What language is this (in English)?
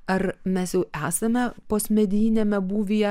Lithuanian